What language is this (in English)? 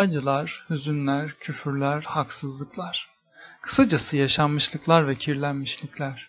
Turkish